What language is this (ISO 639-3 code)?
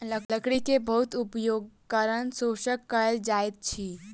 mai